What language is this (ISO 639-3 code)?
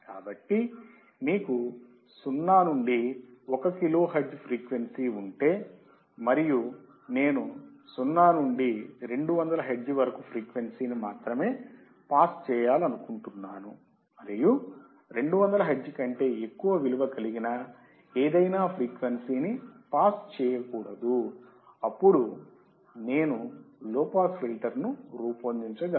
tel